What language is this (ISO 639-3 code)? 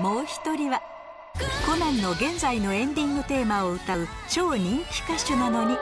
jpn